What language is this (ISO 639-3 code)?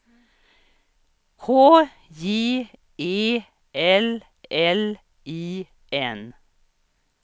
swe